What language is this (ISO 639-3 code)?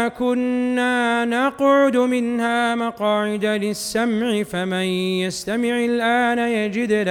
ara